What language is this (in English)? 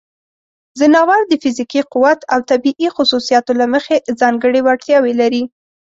Pashto